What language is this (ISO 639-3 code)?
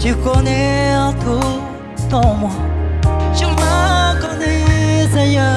fra